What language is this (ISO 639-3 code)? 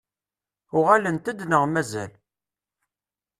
kab